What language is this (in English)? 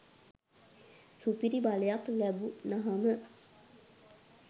Sinhala